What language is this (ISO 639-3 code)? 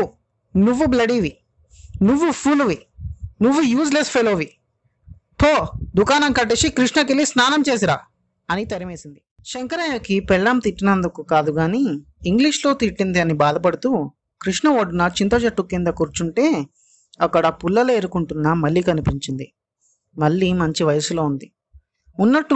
tel